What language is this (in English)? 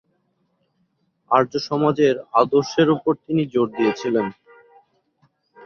Bangla